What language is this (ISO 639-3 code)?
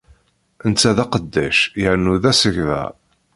kab